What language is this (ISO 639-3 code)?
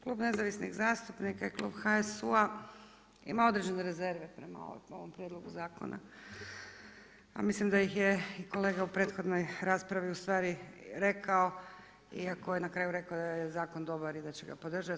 hrv